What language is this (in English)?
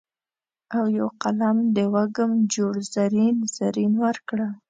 Pashto